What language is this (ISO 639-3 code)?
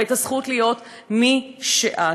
heb